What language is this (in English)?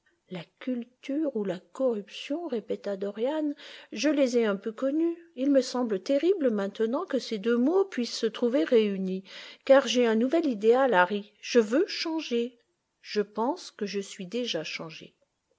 French